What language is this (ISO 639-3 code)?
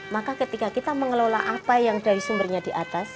ind